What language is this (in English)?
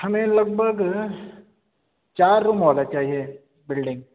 Urdu